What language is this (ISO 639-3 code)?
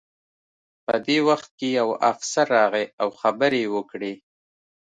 pus